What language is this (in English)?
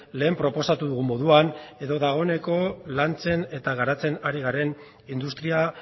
Basque